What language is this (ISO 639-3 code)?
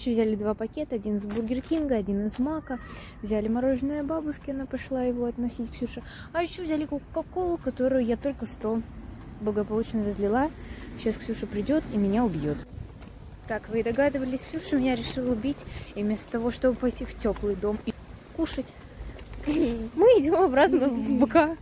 rus